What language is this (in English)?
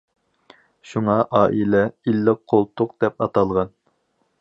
Uyghur